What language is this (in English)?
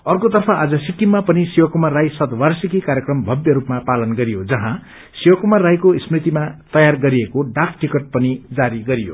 Nepali